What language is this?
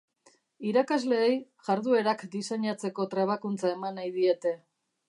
Basque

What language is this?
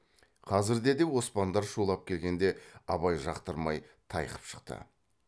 Kazakh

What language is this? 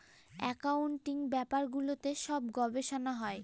Bangla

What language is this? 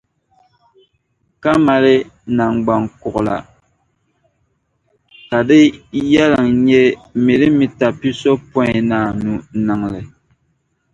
Dagbani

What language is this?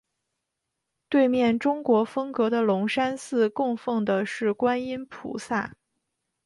Chinese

